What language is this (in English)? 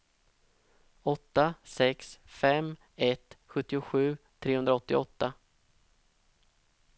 Swedish